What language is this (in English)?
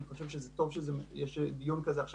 Hebrew